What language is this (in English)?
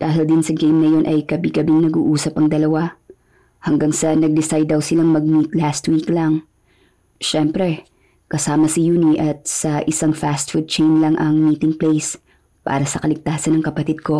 Filipino